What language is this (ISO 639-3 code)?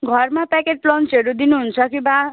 nep